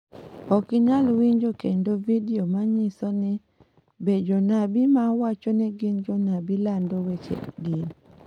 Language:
Luo (Kenya and Tanzania)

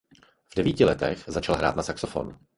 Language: Czech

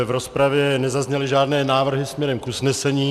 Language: Czech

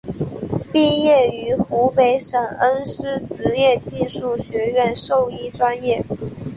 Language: Chinese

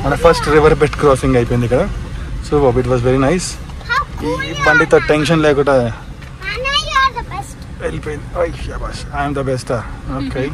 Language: Telugu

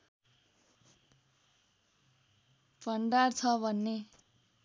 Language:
Nepali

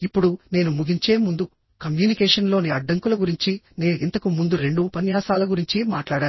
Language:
Telugu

